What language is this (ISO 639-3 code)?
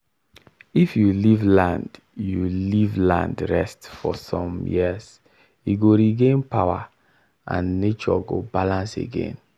pcm